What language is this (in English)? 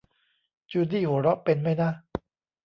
Thai